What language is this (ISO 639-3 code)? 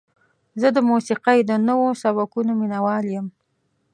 pus